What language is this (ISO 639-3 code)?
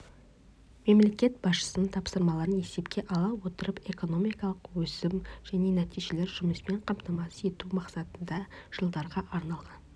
kaz